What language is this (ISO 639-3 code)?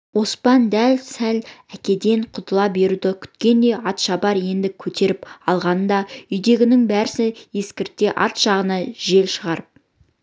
kaz